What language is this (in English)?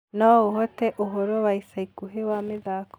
Kikuyu